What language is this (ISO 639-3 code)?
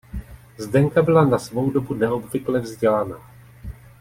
ces